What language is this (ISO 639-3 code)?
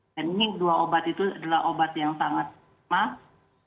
ind